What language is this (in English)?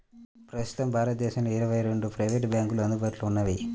Telugu